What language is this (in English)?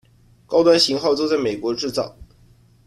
Chinese